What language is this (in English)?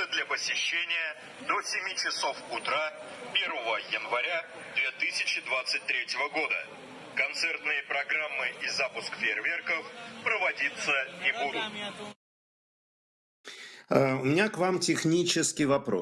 Russian